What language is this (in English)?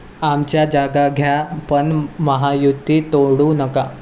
Marathi